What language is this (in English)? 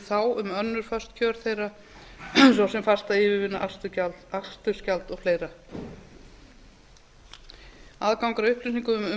Icelandic